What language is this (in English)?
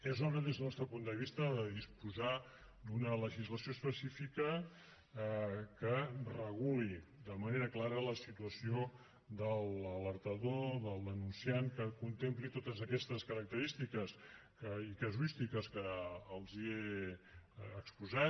Catalan